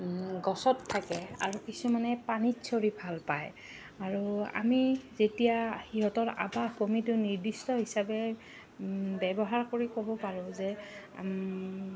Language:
Assamese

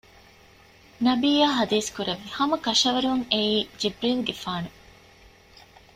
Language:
Divehi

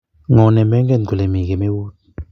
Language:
Kalenjin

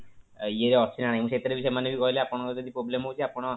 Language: Odia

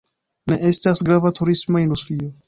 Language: Esperanto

